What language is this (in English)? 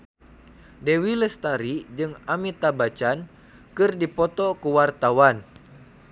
Sundanese